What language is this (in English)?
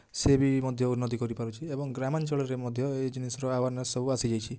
Odia